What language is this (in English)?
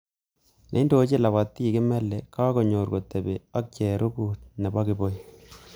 Kalenjin